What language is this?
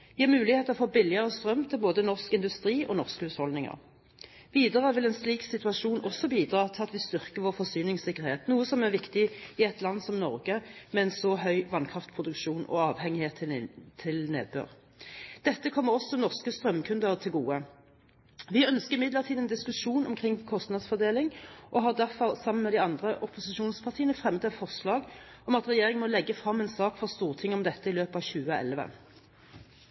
Norwegian Bokmål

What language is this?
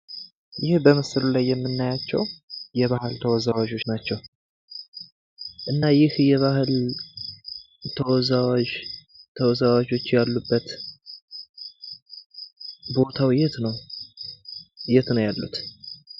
Amharic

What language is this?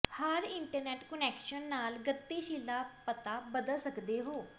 Punjabi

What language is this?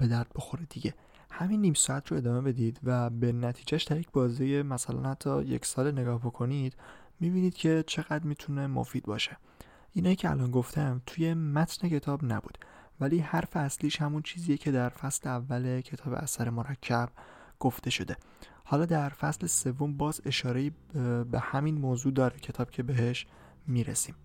Persian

